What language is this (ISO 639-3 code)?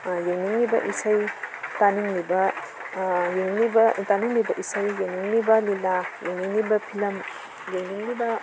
mni